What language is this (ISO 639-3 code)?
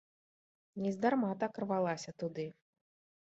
bel